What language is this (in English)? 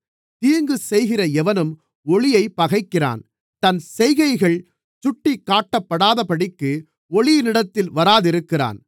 Tamil